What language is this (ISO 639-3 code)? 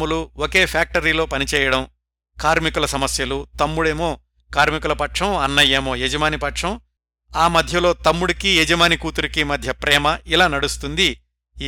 tel